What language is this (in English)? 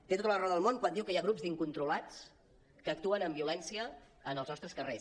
Catalan